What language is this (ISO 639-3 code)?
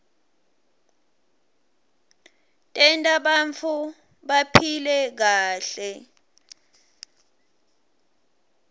ssw